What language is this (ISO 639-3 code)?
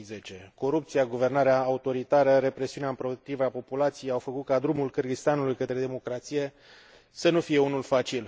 ron